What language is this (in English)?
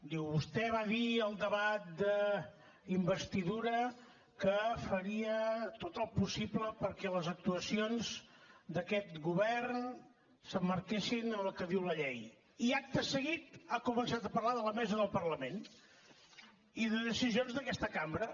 Catalan